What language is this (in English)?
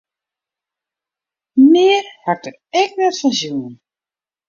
Western Frisian